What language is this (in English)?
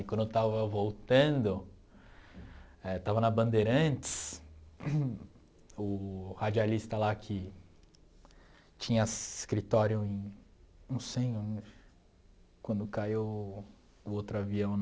Portuguese